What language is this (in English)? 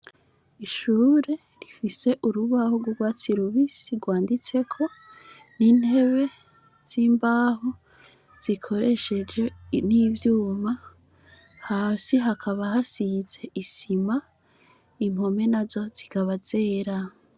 Rundi